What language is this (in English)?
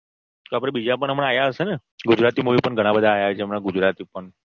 Gujarati